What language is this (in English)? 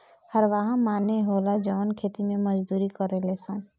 Bhojpuri